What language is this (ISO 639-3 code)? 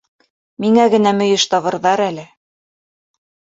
bak